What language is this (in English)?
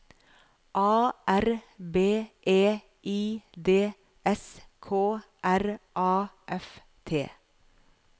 Norwegian